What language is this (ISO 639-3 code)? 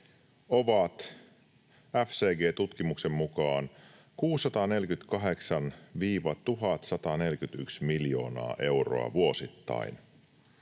fin